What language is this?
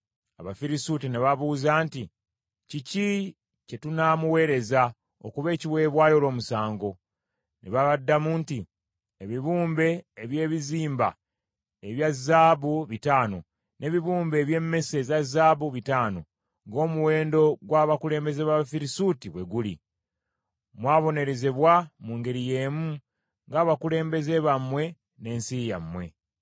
Ganda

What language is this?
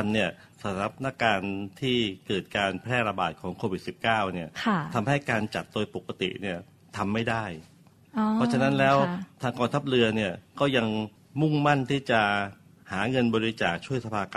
Thai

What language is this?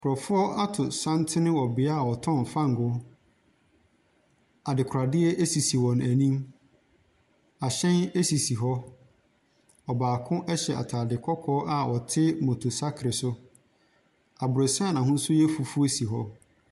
Akan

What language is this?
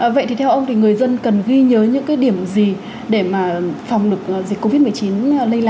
Vietnamese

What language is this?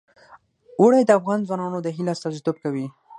Pashto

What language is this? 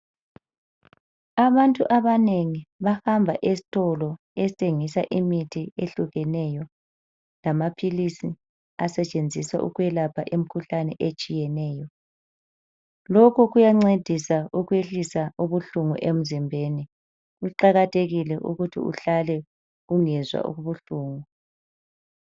North Ndebele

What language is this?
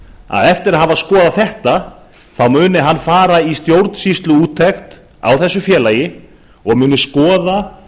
Icelandic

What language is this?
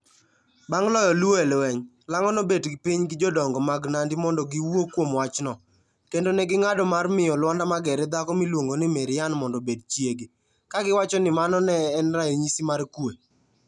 Luo (Kenya and Tanzania)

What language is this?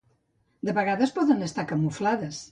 Catalan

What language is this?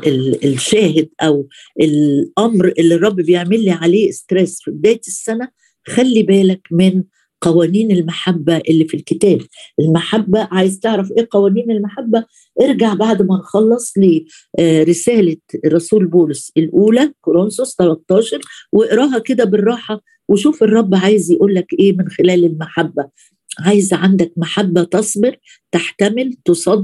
Arabic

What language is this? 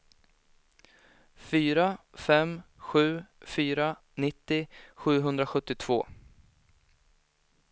Swedish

